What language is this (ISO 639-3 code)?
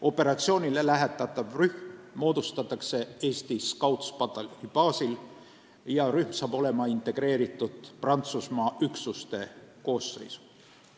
est